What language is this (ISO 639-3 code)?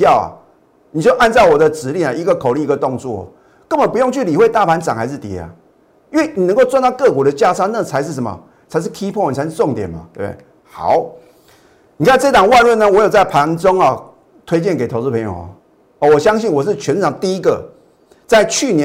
zho